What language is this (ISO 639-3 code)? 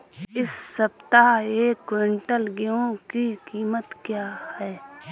hin